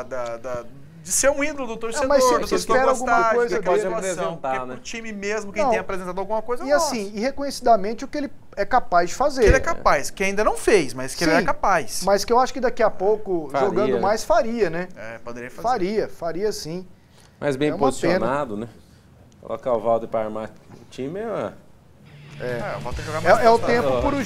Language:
Portuguese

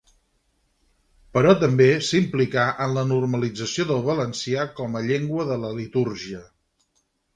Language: Catalan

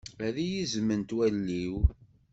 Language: Kabyle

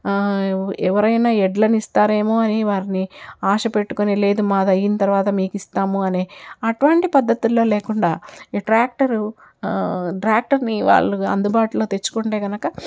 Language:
Telugu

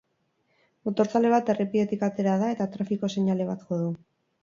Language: Basque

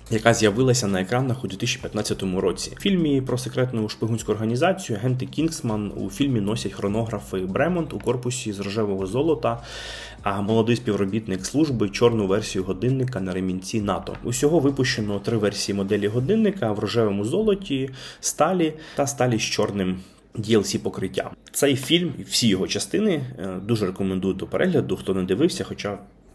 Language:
Ukrainian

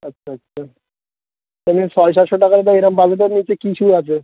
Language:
Bangla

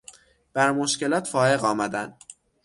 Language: Persian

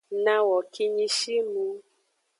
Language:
Aja (Benin)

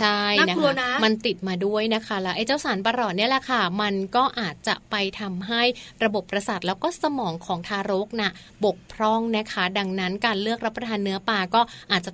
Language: Thai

